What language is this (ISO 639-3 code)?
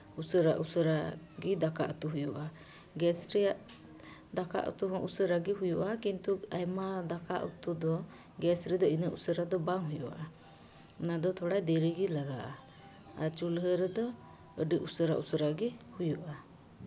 sat